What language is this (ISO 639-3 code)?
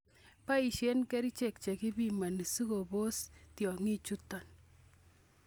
kln